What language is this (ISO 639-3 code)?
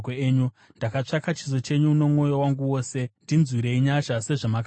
sna